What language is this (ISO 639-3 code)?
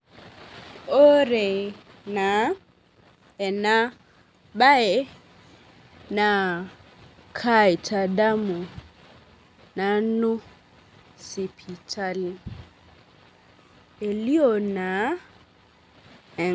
mas